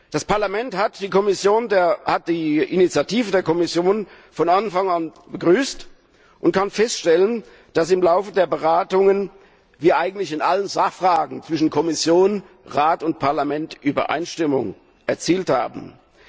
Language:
German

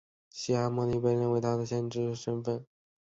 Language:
Chinese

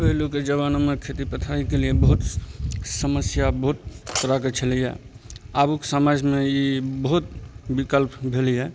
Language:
Maithili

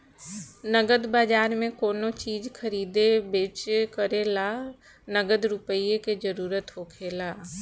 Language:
Bhojpuri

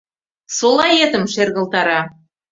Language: Mari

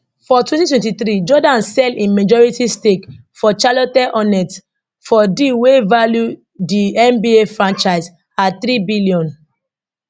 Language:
Nigerian Pidgin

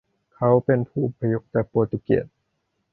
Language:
Thai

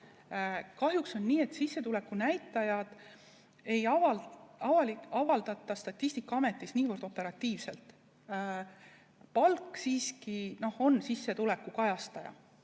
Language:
Estonian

